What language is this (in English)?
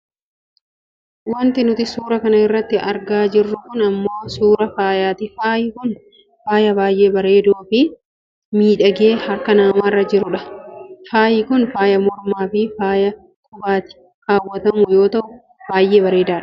Oromo